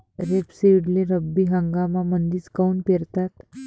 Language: Marathi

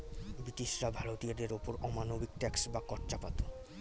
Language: Bangla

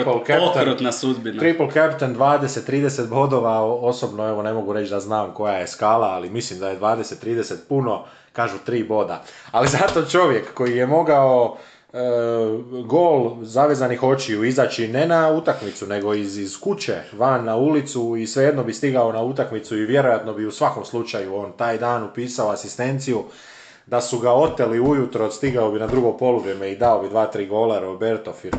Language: Croatian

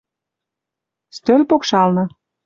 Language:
Western Mari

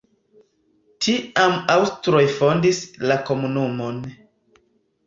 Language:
Esperanto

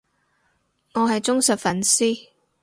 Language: Cantonese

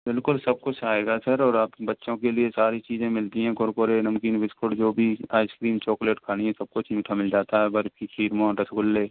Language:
Hindi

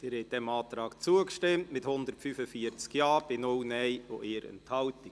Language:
Swiss German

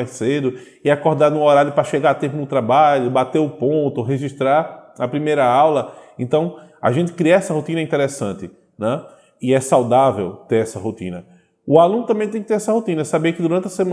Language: Portuguese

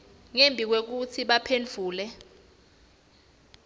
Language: Swati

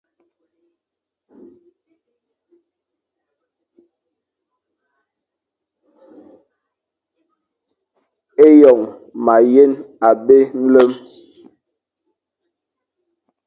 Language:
Fang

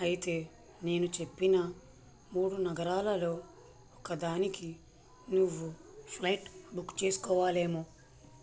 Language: Telugu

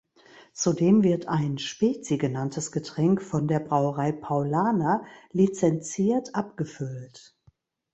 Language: German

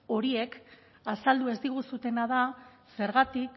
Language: Basque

